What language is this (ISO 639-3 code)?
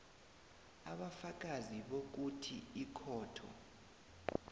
nbl